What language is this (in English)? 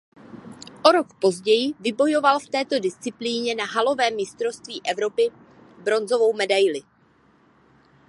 Czech